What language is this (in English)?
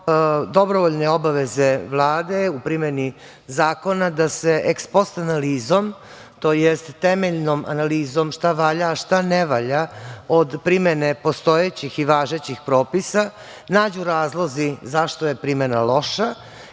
Serbian